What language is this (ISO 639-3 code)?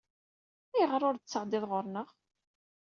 kab